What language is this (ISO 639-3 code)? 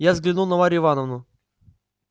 rus